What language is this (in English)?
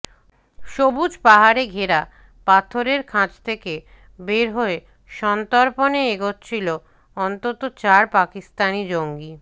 Bangla